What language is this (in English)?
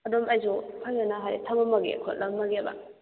Manipuri